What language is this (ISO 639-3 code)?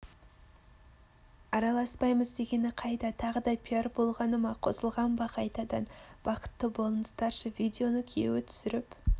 kaz